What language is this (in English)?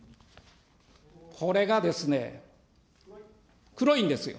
Japanese